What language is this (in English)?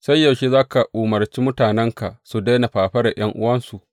Hausa